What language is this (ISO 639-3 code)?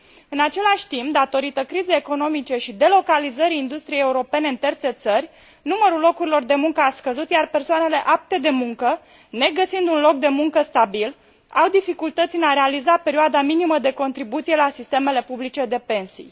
ron